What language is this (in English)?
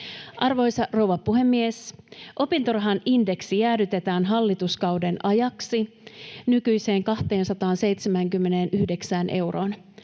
Finnish